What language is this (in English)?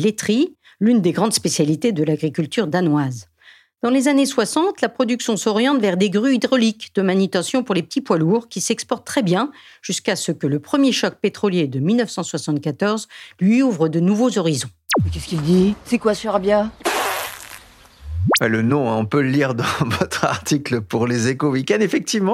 French